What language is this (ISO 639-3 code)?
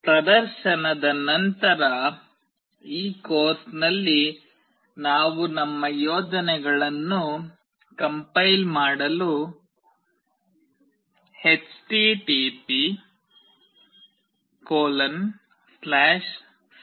kan